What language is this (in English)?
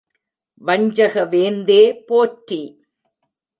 Tamil